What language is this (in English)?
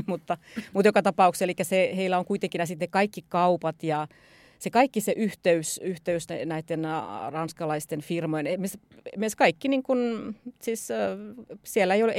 Finnish